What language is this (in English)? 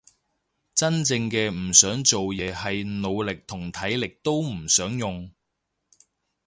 Cantonese